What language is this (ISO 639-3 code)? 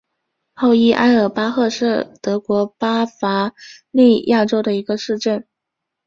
zho